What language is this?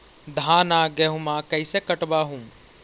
Magahi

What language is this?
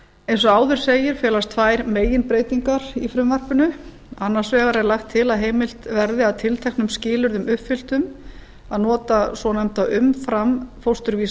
Icelandic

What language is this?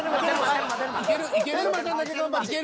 Japanese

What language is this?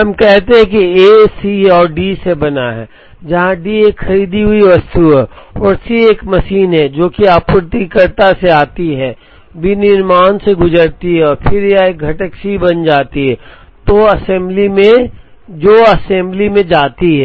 Hindi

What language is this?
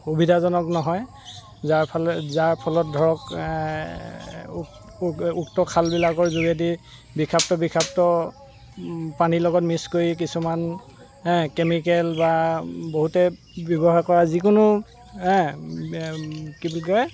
Assamese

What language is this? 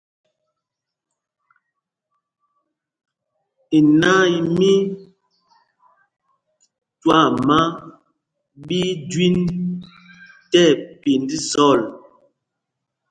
Mpumpong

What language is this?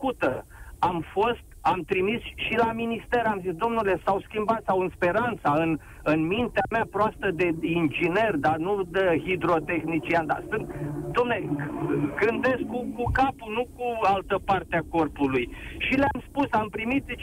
Romanian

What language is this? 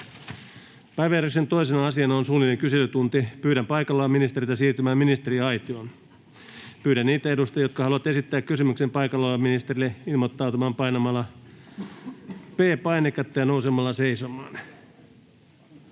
Finnish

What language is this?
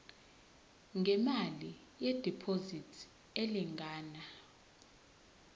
Zulu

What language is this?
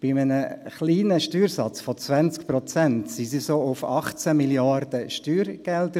Swiss German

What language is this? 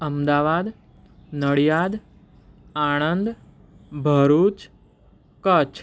Gujarati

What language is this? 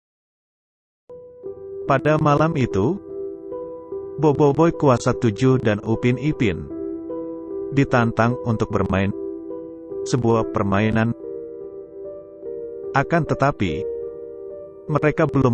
Indonesian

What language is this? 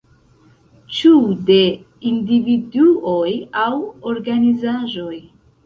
Esperanto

